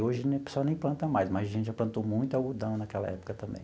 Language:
Portuguese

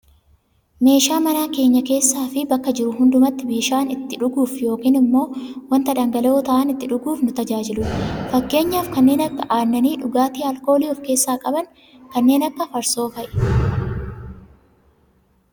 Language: Oromo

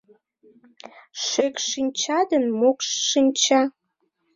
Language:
Mari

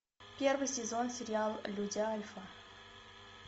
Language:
Russian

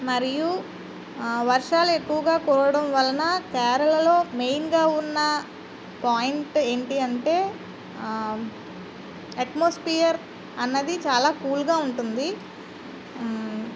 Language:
Telugu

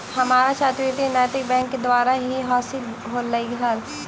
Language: Magahi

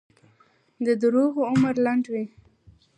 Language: Pashto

